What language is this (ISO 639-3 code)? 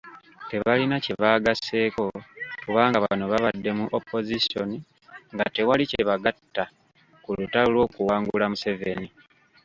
lug